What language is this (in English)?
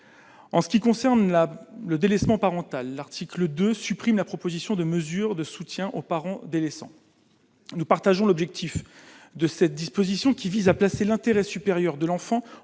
French